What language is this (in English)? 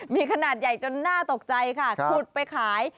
Thai